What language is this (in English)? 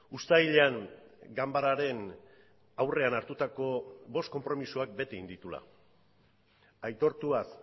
Basque